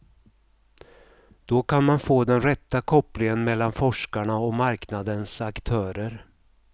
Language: Swedish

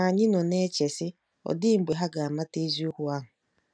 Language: Igbo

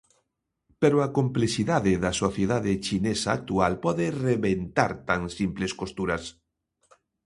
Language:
Galician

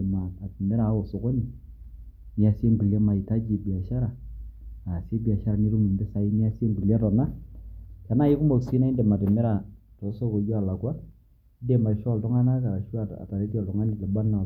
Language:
Masai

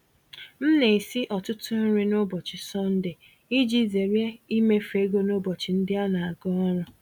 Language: Igbo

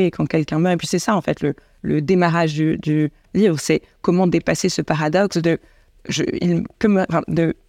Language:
French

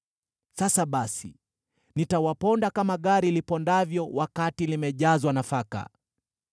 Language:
Swahili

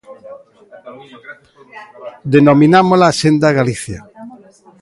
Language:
Galician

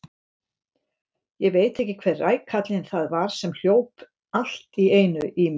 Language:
Icelandic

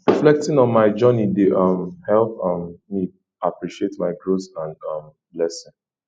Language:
Nigerian Pidgin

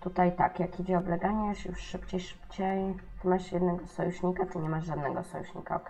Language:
Polish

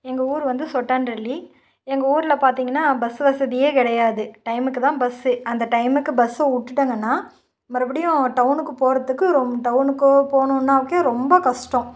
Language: Tamil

